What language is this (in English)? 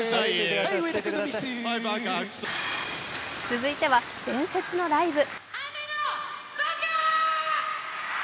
Japanese